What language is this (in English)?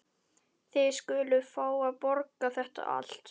Icelandic